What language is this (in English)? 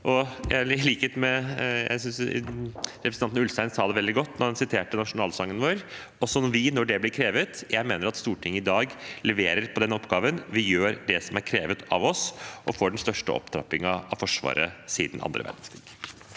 Norwegian